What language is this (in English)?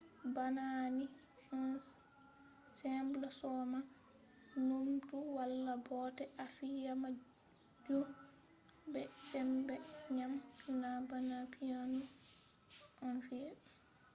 Fula